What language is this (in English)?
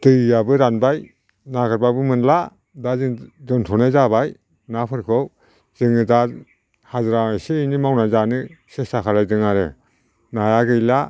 Bodo